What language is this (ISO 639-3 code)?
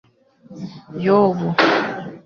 kin